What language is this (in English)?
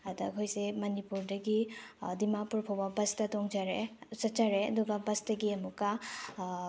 Manipuri